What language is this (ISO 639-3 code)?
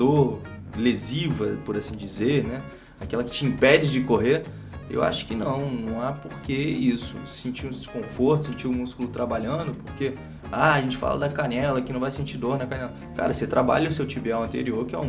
por